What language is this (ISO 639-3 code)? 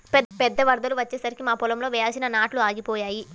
tel